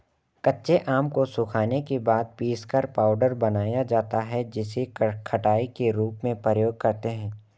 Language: Hindi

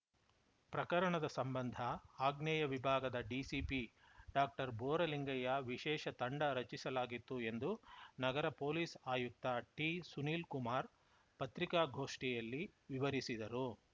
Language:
Kannada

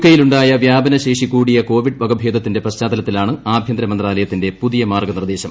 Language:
Malayalam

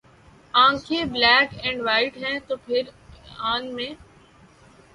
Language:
Urdu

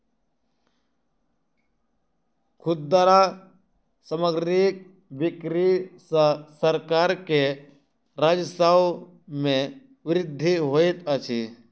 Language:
Maithili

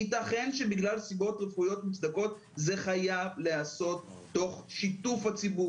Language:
Hebrew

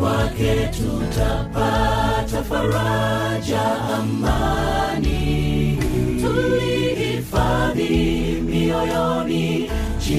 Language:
Swahili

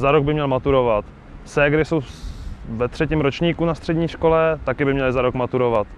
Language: Czech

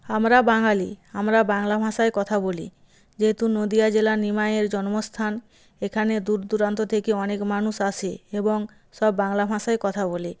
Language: Bangla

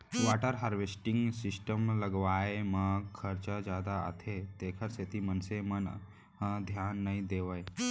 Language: Chhattisgarhi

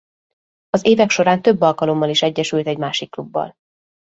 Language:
Hungarian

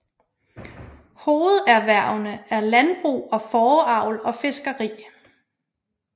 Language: Danish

